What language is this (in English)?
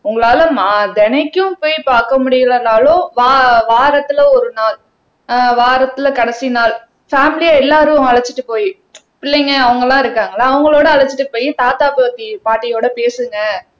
Tamil